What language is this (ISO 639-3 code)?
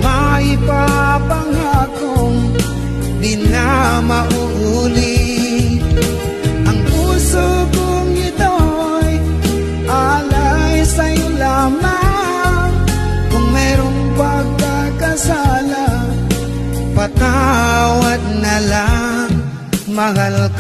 tha